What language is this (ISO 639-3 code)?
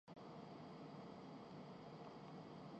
urd